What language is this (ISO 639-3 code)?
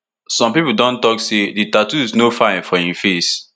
pcm